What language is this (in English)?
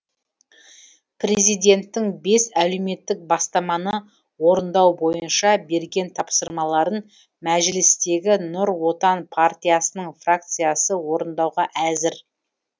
Kazakh